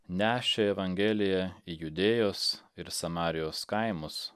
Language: Lithuanian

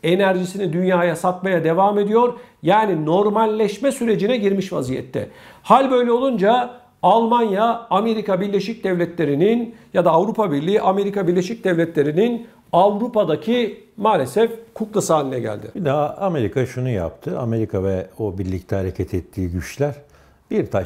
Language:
Turkish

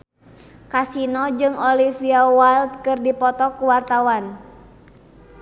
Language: Sundanese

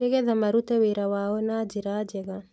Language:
Kikuyu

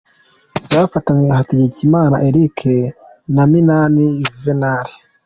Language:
Kinyarwanda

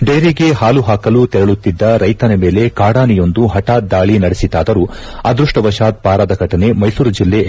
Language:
Kannada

